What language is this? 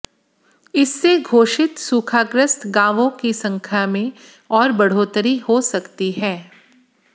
Hindi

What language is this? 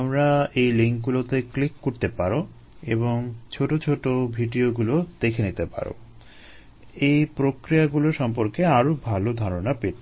Bangla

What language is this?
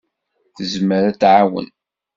Kabyle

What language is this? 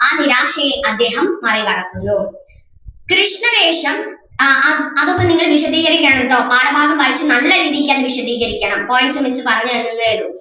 Malayalam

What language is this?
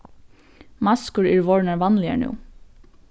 Faroese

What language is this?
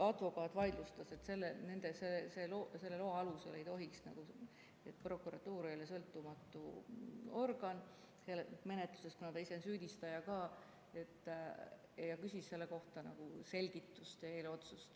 Estonian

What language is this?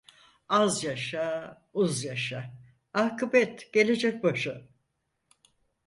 Turkish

